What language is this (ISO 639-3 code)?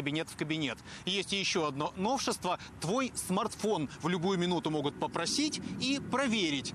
rus